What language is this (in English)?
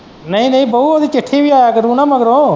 Punjabi